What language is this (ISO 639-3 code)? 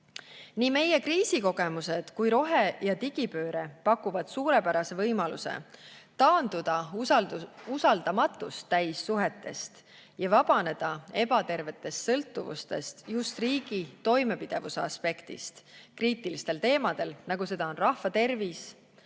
est